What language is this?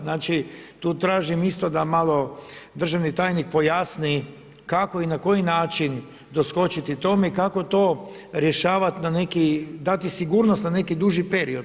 Croatian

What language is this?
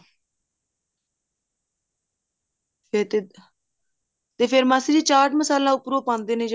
Punjabi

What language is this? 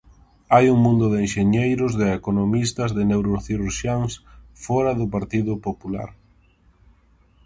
Galician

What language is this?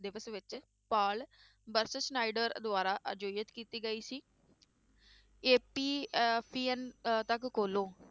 Punjabi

